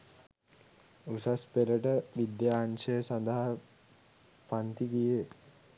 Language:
Sinhala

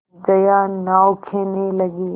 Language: Hindi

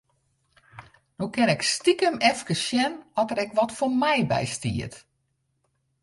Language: Western Frisian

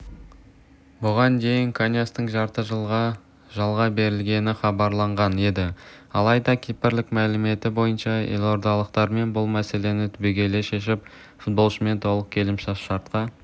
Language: Kazakh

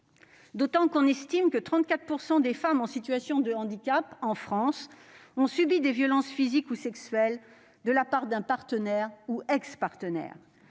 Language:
French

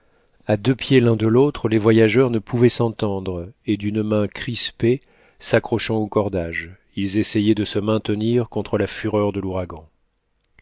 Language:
French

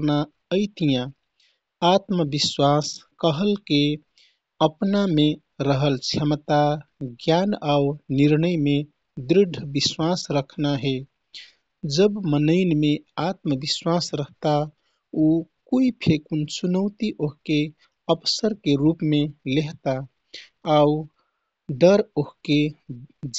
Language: Kathoriya Tharu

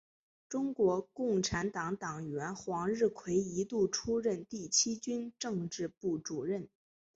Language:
Chinese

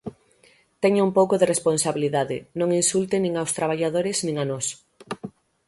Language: Galician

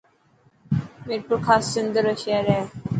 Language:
Dhatki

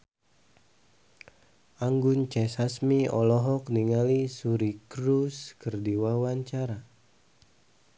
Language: Sundanese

